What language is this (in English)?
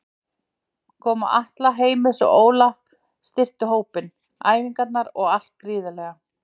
Icelandic